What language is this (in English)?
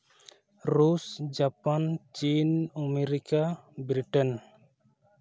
Santali